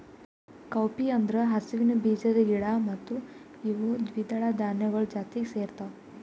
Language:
Kannada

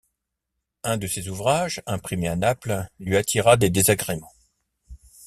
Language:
French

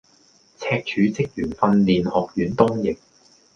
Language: Cantonese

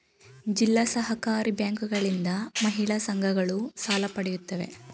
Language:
Kannada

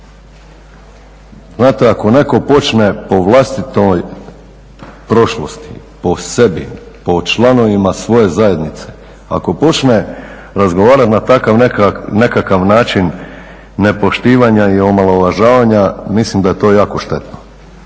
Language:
Croatian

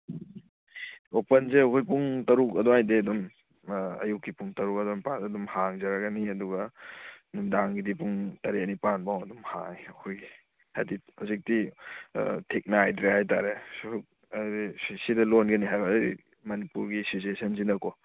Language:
Manipuri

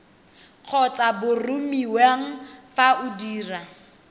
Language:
Tswana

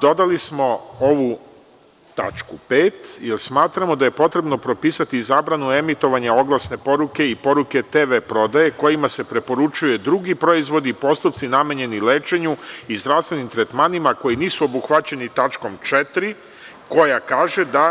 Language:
Serbian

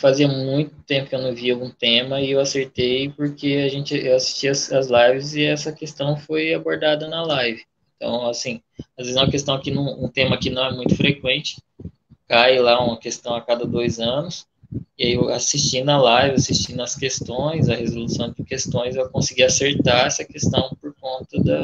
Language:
Portuguese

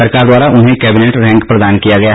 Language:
Hindi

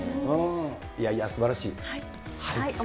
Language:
Japanese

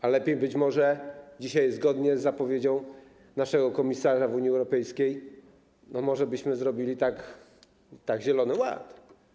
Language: Polish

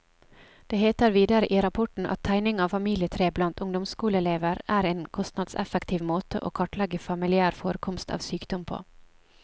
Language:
Norwegian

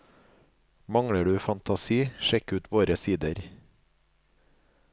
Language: Norwegian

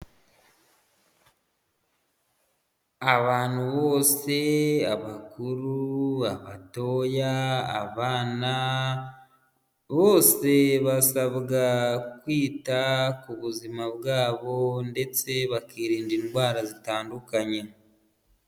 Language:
Kinyarwanda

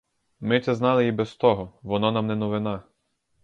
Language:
Ukrainian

